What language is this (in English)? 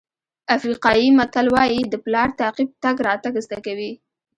Pashto